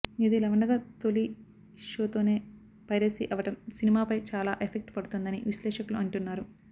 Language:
Telugu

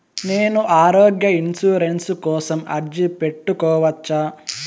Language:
Telugu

